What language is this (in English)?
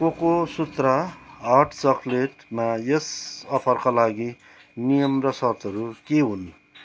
Nepali